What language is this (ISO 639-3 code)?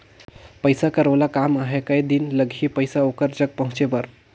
hne